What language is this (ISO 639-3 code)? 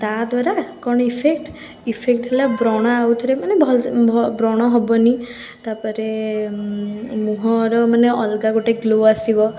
ori